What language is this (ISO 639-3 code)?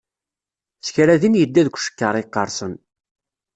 kab